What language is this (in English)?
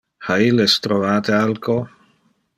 Interlingua